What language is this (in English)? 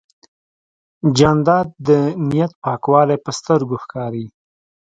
Pashto